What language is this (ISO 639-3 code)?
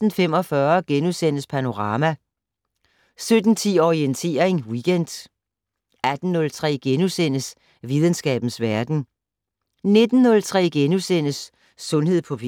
dan